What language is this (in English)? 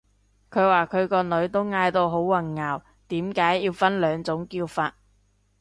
Cantonese